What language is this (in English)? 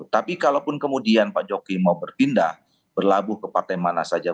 Indonesian